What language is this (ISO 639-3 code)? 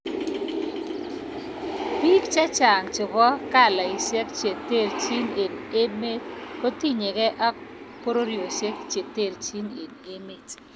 kln